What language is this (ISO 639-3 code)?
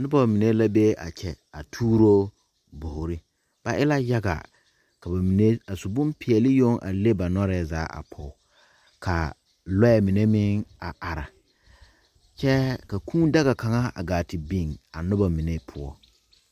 dga